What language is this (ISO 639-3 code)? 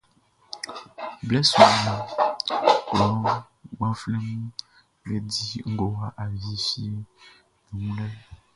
bci